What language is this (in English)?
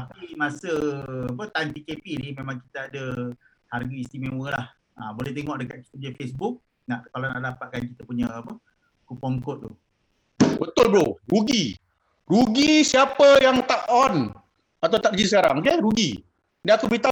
Malay